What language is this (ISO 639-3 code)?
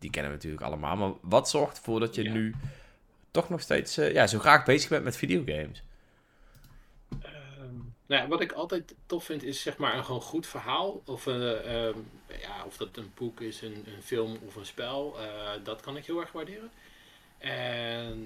nld